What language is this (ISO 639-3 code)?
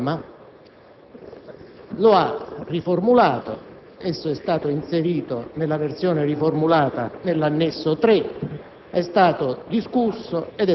ita